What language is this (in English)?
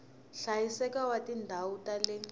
Tsonga